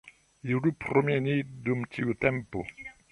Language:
Esperanto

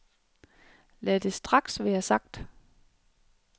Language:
Danish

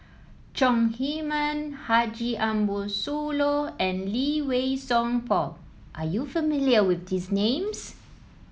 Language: English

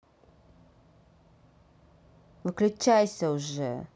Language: Russian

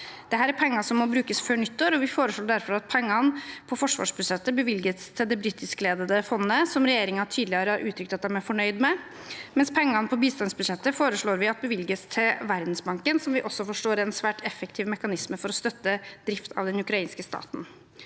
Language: Norwegian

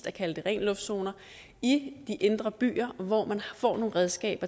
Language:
Danish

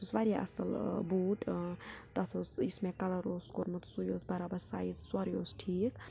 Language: Kashmiri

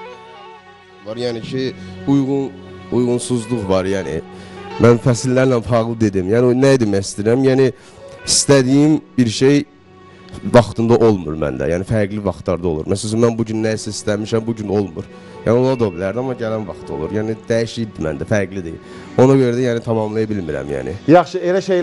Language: Turkish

